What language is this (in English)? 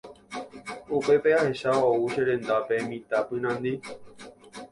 Guarani